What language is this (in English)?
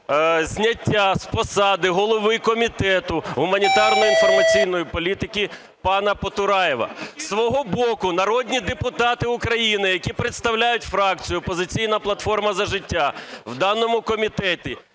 Ukrainian